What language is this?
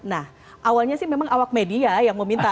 Indonesian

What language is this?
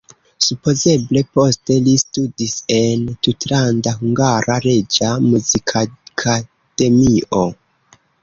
Esperanto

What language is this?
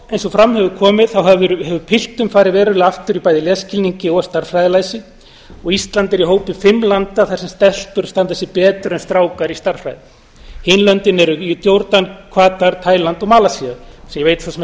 Icelandic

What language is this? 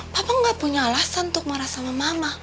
Indonesian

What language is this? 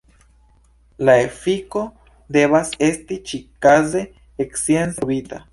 Esperanto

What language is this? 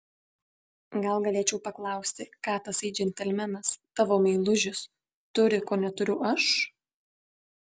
Lithuanian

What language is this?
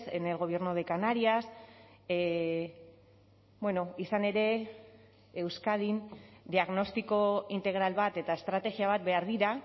Basque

